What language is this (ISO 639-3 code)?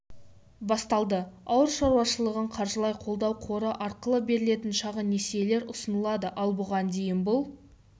kaz